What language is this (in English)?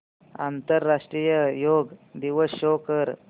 Marathi